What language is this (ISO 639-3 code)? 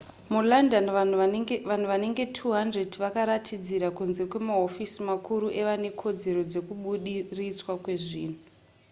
sna